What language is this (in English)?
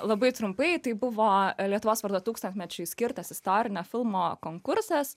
Lithuanian